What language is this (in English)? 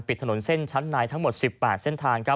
Thai